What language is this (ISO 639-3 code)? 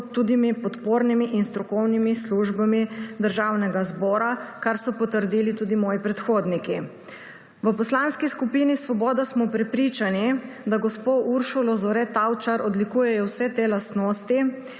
slv